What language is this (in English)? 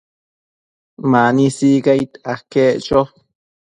Matsés